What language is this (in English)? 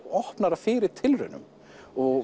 Icelandic